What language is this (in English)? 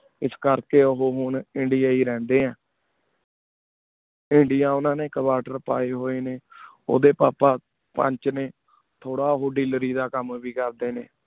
Punjabi